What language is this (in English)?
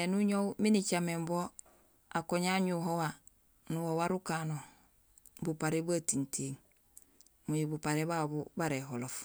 Gusilay